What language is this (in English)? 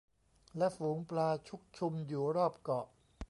Thai